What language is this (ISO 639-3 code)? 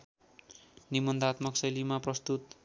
nep